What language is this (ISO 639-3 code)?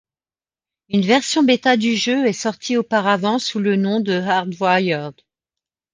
fra